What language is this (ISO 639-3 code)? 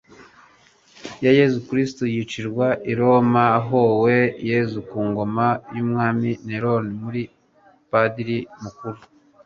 kin